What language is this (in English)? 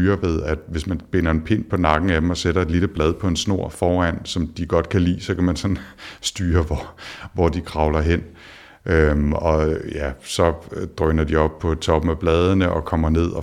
Danish